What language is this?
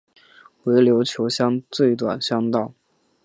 Chinese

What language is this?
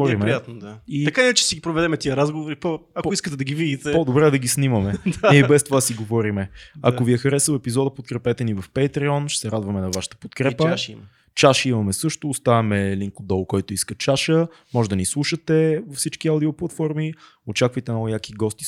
Bulgarian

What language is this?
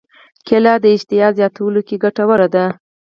Pashto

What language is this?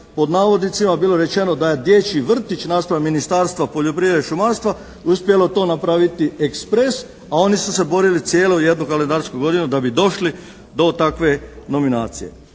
Croatian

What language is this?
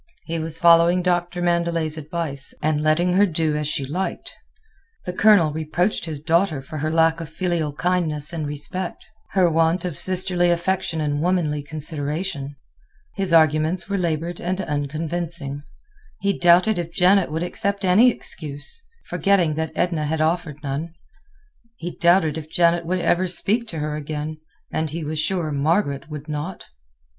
English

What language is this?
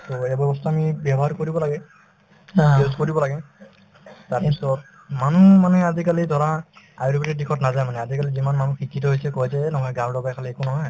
Assamese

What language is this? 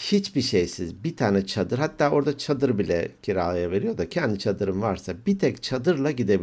Turkish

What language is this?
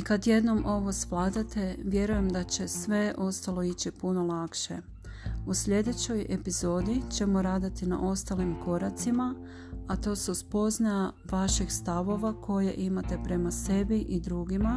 Croatian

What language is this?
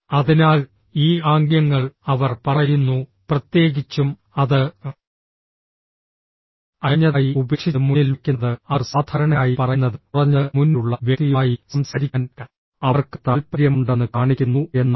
Malayalam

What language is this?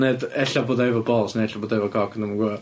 Welsh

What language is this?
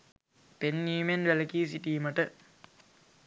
Sinhala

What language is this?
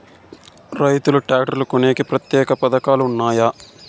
Telugu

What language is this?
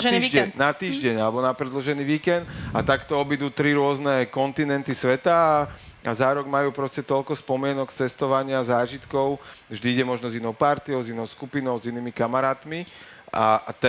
Slovak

